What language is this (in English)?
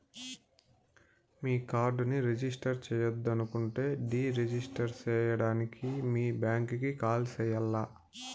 Telugu